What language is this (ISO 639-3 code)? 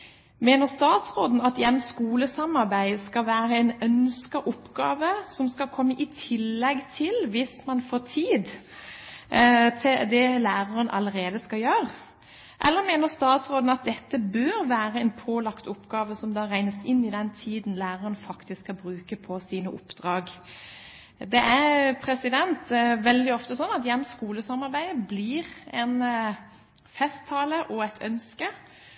nob